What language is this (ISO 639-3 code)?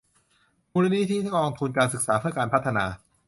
tha